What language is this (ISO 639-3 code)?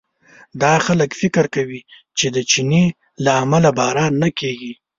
pus